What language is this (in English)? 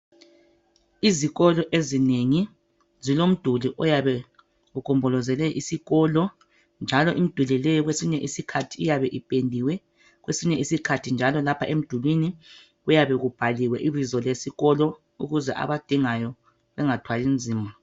North Ndebele